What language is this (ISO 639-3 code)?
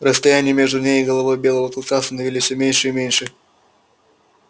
rus